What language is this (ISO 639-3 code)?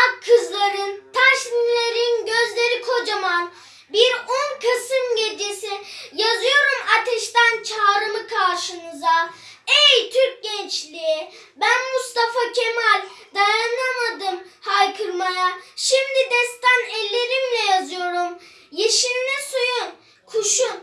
tur